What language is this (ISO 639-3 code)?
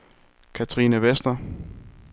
dan